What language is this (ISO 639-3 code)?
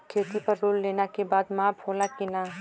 bho